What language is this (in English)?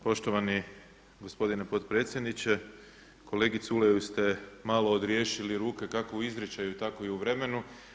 Croatian